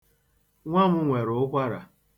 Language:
Igbo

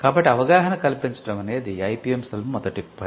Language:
Telugu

